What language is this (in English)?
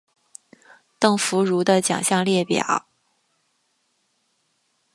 Chinese